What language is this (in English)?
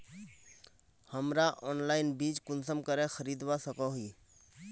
Magahi